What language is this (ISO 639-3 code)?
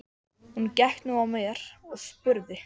isl